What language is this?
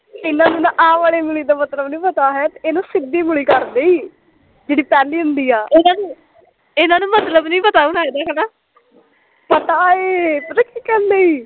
Punjabi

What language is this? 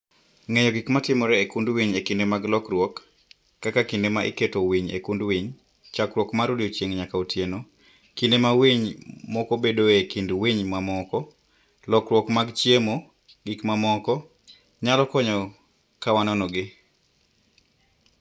Luo (Kenya and Tanzania)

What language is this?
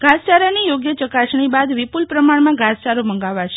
Gujarati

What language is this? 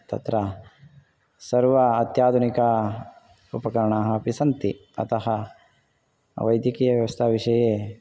Sanskrit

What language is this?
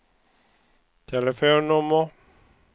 Swedish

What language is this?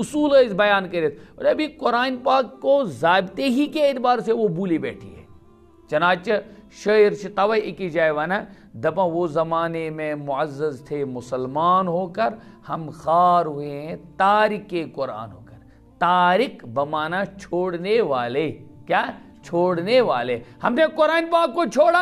Romanian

